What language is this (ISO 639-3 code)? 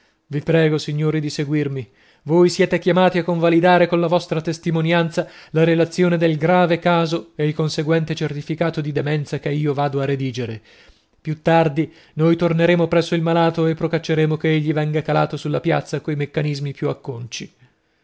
ita